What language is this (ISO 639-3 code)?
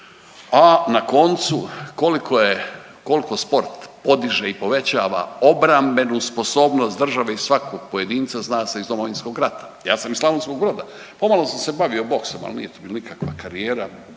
hrv